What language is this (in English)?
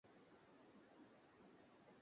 Bangla